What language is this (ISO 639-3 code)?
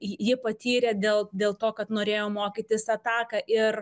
lit